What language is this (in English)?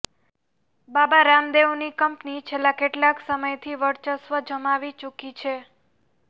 Gujarati